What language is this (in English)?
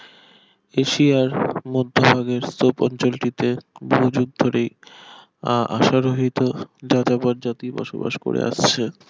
Bangla